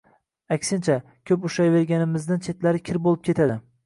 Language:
Uzbek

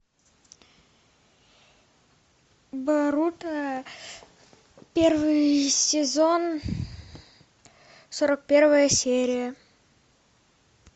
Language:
Russian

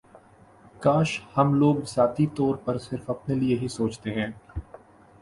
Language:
Urdu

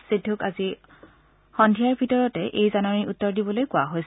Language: Assamese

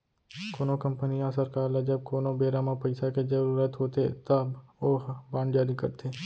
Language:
Chhattisgarhi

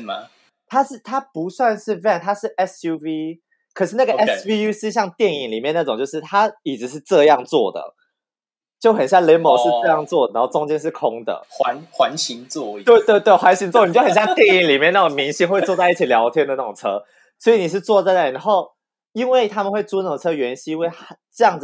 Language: Chinese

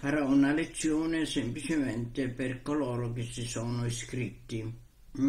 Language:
Italian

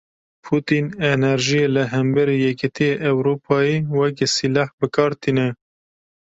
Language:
Kurdish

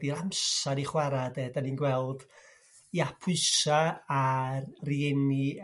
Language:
Welsh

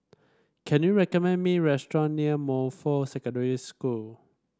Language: English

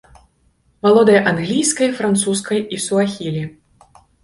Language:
Belarusian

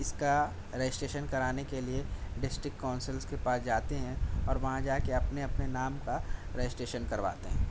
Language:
Urdu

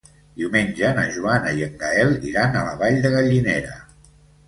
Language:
Catalan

